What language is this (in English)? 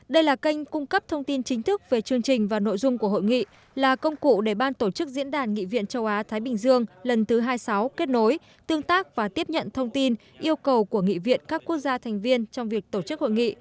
Vietnamese